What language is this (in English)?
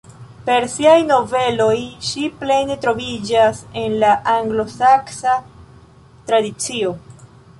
Esperanto